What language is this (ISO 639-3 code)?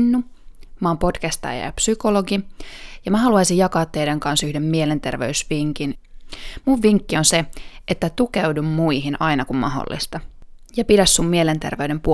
fin